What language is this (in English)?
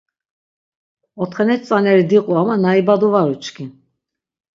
Laz